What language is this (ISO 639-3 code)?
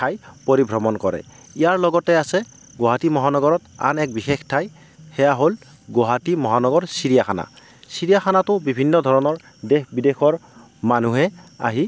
asm